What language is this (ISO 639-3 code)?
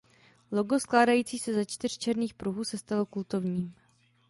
ces